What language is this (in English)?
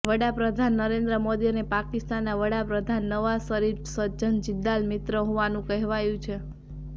Gujarati